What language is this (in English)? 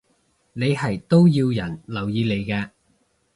Cantonese